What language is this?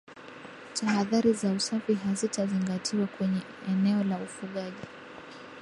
Swahili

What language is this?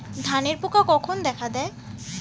Bangla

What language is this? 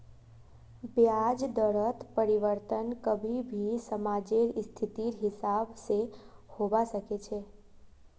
Magahi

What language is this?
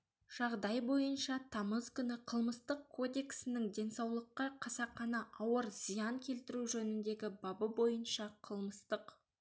Kazakh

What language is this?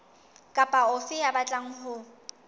Southern Sotho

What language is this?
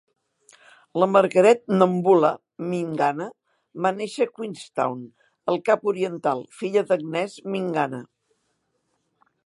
Catalan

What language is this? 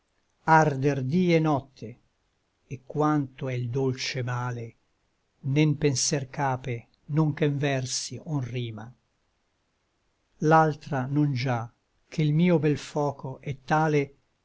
Italian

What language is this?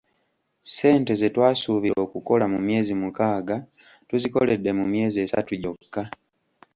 Ganda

